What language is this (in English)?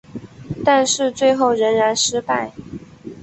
Chinese